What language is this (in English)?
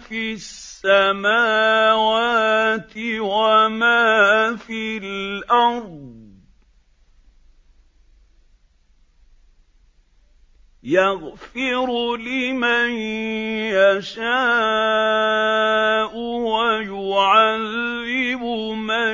Arabic